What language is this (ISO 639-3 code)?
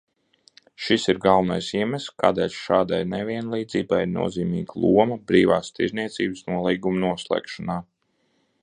lav